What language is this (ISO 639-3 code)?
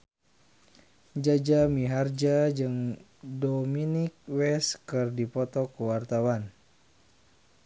sun